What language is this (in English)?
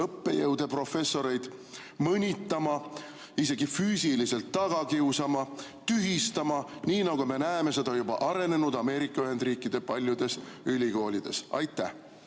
Estonian